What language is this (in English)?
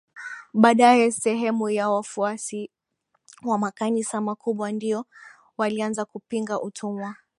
Swahili